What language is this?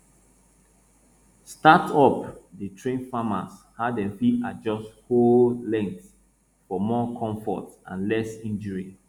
Nigerian Pidgin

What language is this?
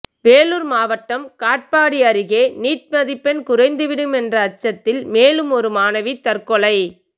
Tamil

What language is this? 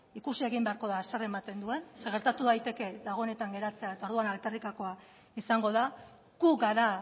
Basque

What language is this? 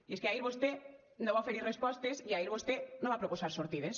Catalan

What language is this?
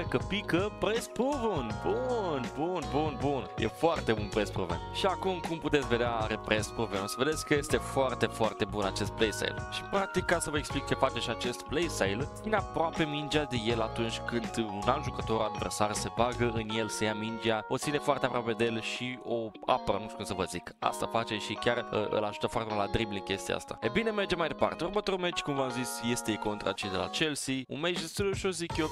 Romanian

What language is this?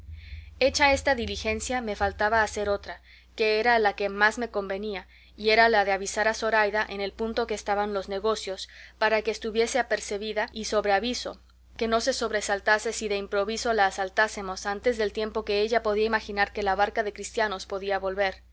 Spanish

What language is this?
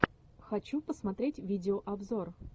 Russian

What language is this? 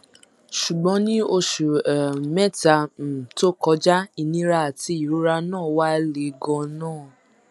Yoruba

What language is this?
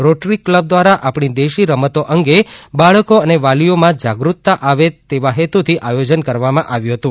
Gujarati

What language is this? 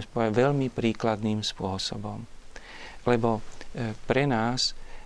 Slovak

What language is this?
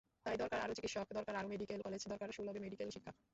Bangla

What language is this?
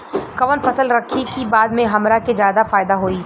Bhojpuri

